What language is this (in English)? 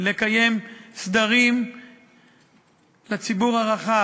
Hebrew